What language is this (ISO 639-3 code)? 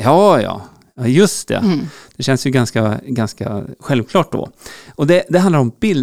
swe